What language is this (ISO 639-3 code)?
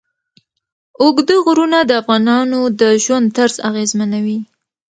pus